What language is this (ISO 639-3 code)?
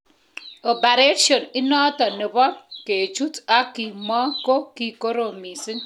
kln